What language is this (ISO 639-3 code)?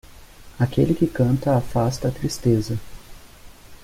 por